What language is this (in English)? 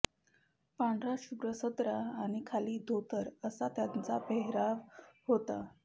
Marathi